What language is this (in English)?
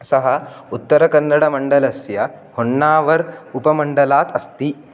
Sanskrit